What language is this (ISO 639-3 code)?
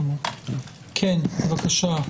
heb